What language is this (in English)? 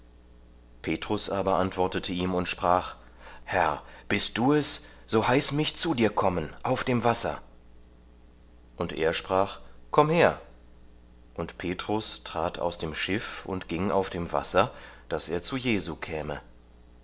German